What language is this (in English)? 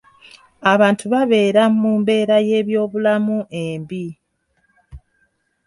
Ganda